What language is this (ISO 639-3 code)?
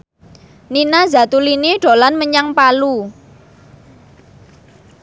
jav